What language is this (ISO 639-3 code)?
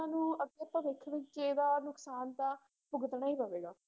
pan